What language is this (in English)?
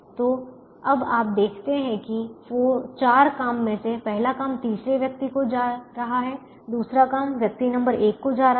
Hindi